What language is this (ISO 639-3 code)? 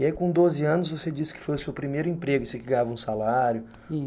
por